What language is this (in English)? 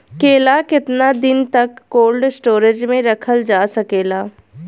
Bhojpuri